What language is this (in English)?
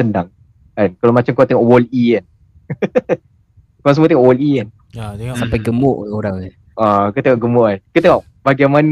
Malay